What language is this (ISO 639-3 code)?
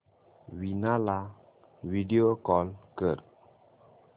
mar